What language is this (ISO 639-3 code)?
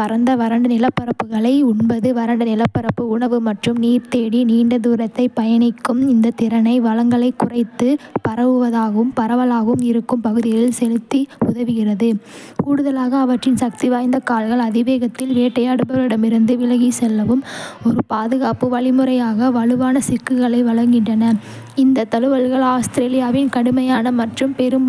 kfe